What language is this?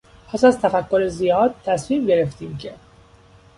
Persian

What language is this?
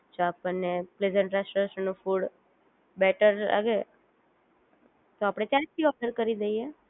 Gujarati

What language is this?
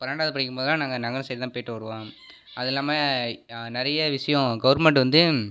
Tamil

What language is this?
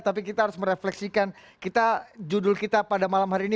Indonesian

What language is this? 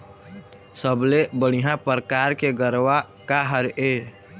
Chhattisgarhi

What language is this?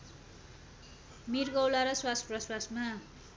Nepali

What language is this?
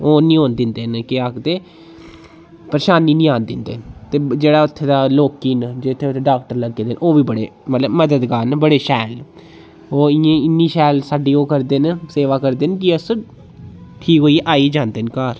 Dogri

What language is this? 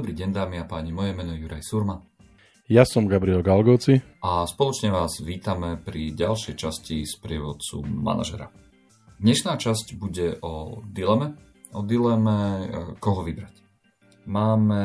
Slovak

